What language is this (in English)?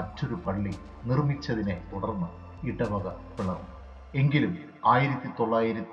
Malayalam